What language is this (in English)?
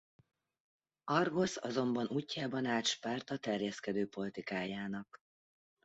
Hungarian